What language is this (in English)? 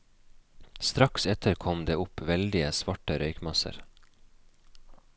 Norwegian